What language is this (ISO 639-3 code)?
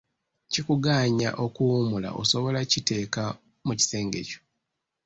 lug